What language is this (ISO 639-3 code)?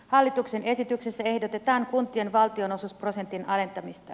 fin